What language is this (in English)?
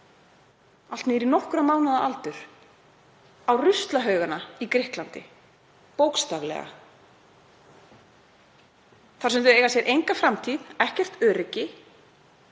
Icelandic